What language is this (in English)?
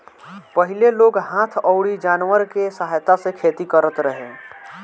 Bhojpuri